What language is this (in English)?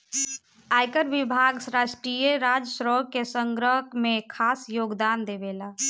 Bhojpuri